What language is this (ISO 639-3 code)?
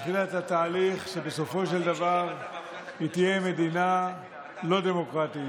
heb